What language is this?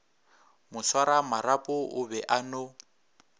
Northern Sotho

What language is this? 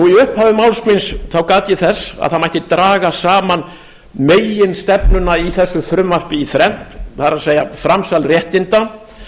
Icelandic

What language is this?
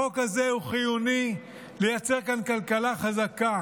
Hebrew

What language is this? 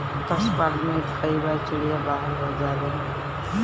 Bhojpuri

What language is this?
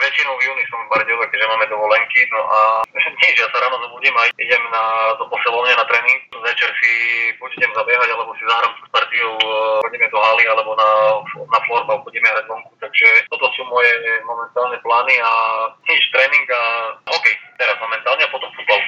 Slovak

